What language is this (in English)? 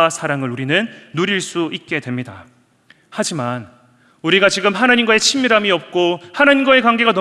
Korean